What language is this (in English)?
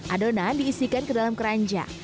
Indonesian